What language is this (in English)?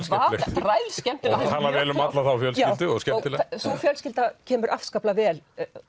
Icelandic